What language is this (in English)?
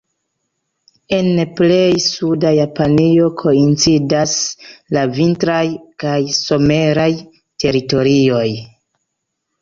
Esperanto